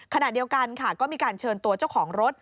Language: Thai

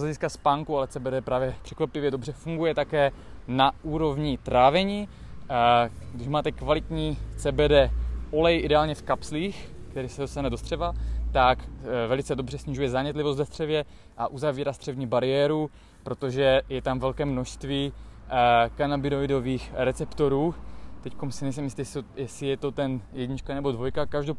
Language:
Czech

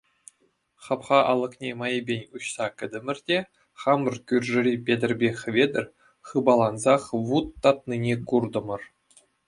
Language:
Chuvash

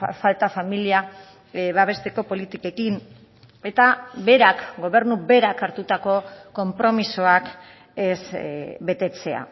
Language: Basque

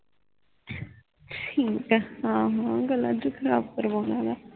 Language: Punjabi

